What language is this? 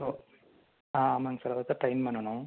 Tamil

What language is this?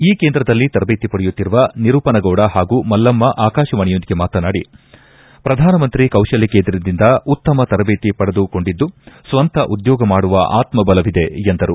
Kannada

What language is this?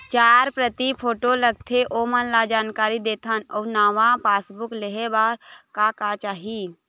Chhattisgarhi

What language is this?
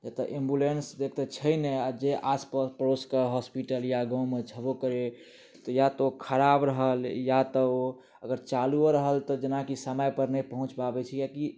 Maithili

